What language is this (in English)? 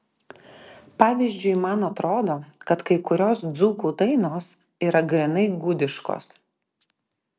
Lithuanian